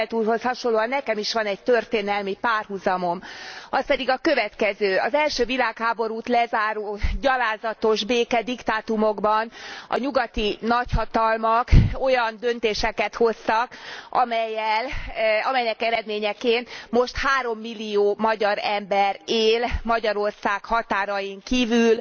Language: Hungarian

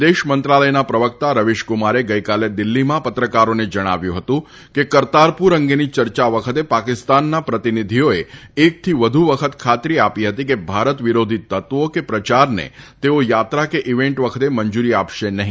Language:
Gujarati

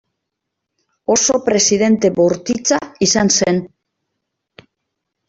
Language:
Basque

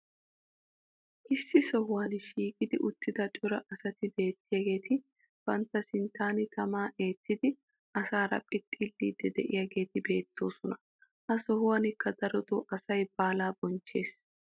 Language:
Wolaytta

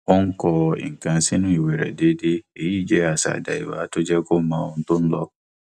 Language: Yoruba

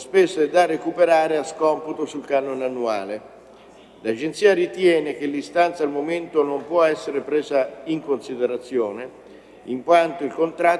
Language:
Italian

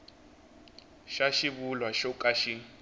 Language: Tsonga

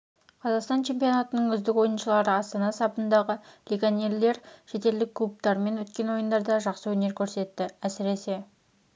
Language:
Kazakh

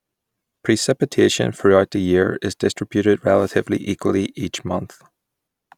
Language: English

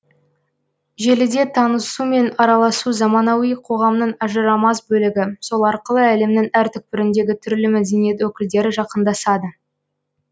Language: Kazakh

